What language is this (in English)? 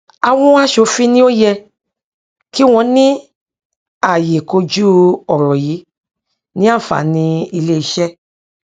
Yoruba